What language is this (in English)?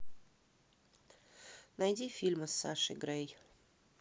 Russian